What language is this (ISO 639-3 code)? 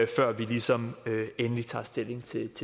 dan